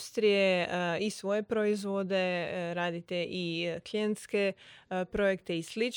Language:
Croatian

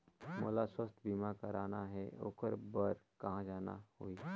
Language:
Chhattisgarhi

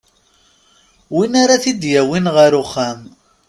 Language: Kabyle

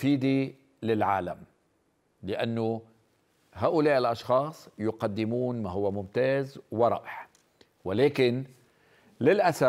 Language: Arabic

